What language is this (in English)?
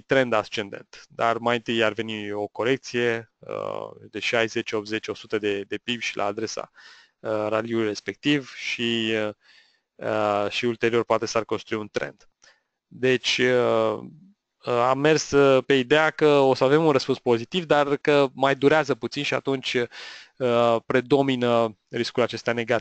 Romanian